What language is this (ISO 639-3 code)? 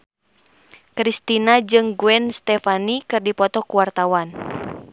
sun